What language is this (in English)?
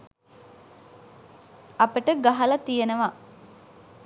Sinhala